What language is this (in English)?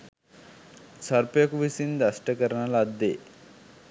Sinhala